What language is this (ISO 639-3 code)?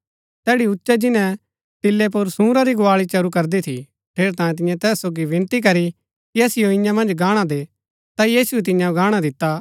gbk